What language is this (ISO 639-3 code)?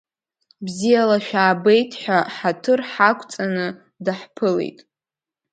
abk